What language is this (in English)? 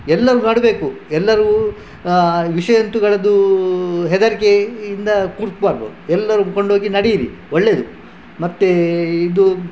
Kannada